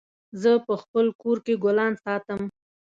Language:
Pashto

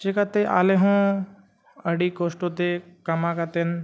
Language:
Santali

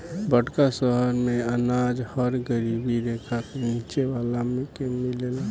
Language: Bhojpuri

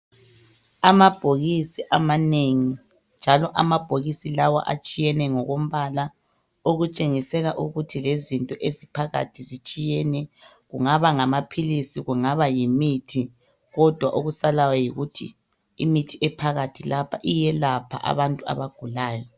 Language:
North Ndebele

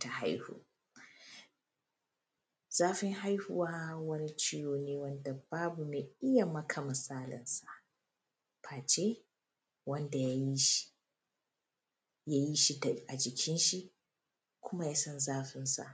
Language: Hausa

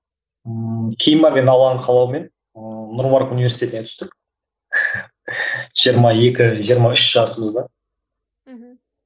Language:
Kazakh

